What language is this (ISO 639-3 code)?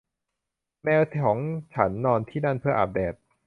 tha